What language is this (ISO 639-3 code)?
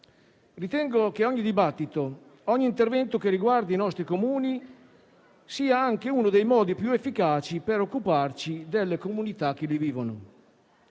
ita